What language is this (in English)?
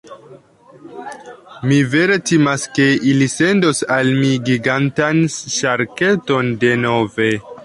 Esperanto